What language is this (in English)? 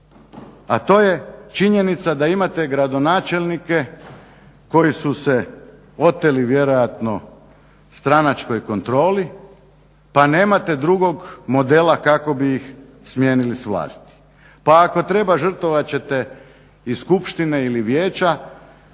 Croatian